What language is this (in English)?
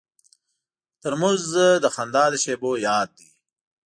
Pashto